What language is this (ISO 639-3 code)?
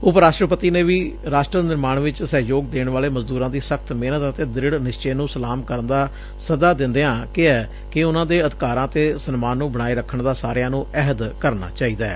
pan